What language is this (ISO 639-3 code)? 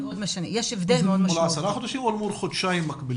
heb